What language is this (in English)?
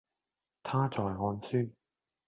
Cantonese